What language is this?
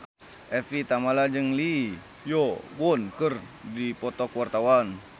Sundanese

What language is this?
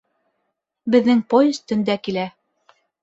Bashkir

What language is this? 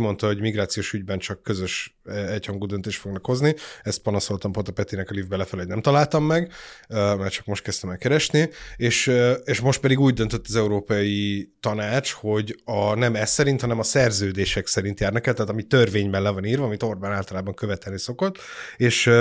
Hungarian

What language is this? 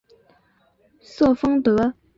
Chinese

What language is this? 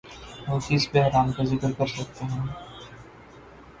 Urdu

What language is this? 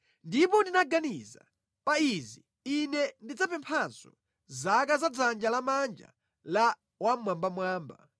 Nyanja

